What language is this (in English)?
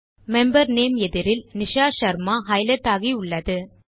Tamil